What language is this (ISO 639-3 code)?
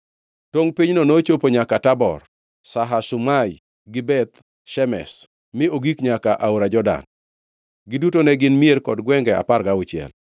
luo